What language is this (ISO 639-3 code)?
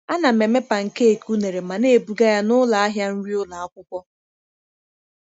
ibo